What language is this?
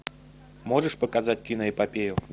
Russian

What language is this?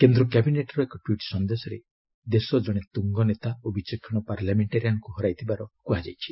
Odia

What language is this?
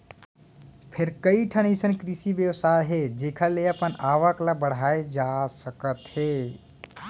Chhattisgarhi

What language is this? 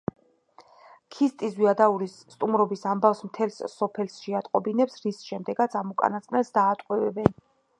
Georgian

